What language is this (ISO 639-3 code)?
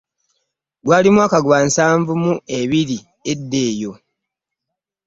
lug